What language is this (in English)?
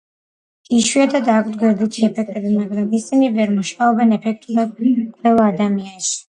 Georgian